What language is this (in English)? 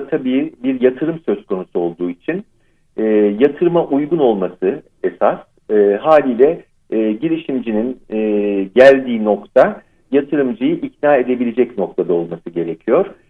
Turkish